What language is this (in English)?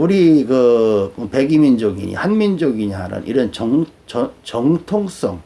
Korean